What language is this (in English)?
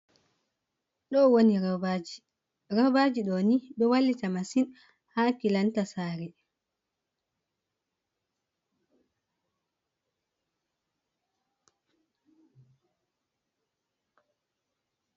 Fula